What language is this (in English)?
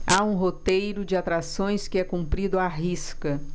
Portuguese